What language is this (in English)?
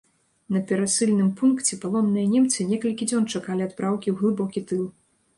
Belarusian